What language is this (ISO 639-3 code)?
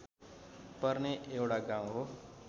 nep